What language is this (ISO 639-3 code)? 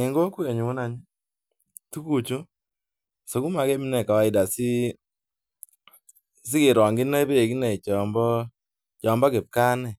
kln